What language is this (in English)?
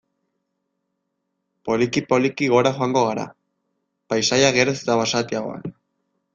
Basque